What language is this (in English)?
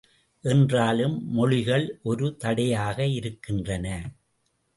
Tamil